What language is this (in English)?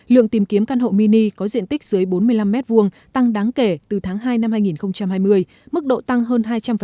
Vietnamese